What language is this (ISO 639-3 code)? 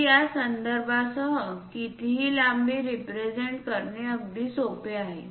mar